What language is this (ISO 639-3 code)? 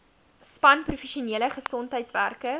afr